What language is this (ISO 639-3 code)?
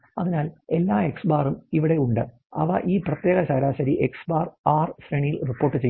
mal